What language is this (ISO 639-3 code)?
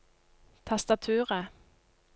nor